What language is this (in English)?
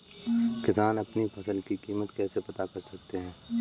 Hindi